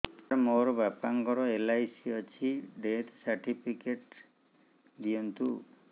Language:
Odia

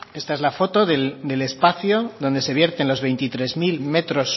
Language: Spanish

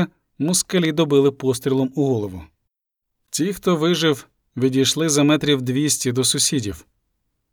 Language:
Ukrainian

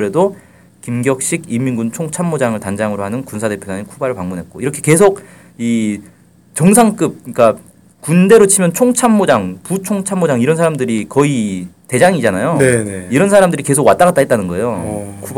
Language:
Korean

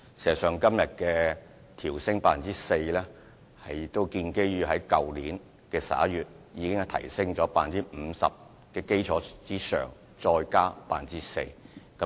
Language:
Cantonese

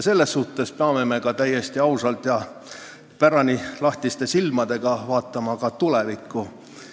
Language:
Estonian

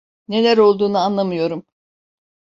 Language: Turkish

